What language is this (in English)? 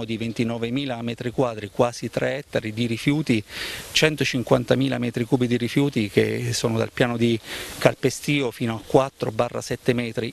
Italian